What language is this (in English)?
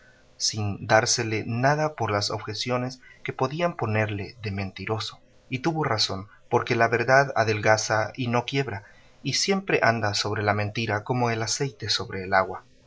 Spanish